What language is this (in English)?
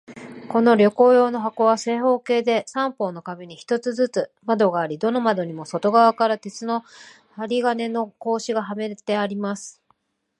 Japanese